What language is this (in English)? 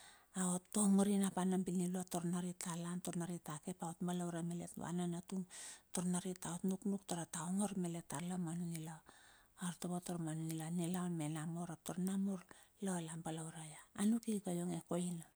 Bilur